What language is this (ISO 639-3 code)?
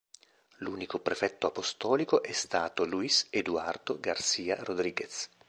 ita